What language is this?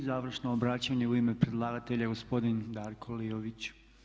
Croatian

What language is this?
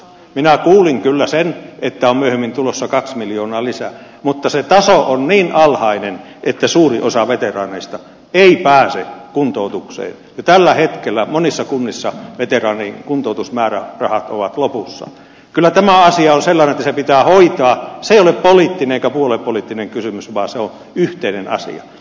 Finnish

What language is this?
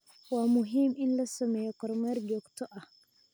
Somali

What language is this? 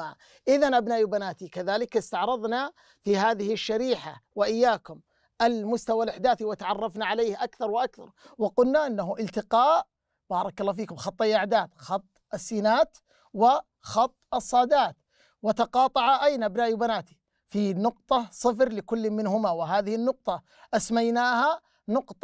Arabic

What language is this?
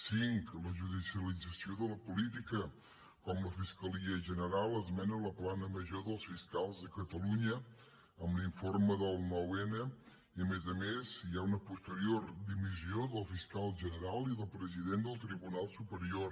Catalan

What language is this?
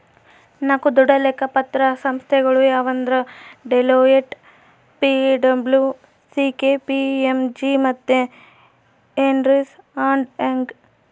Kannada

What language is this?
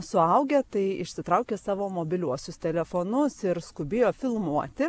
Lithuanian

